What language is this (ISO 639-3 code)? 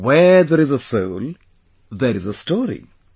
eng